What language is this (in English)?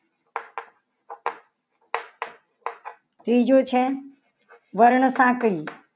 Gujarati